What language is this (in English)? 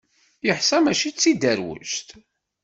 Kabyle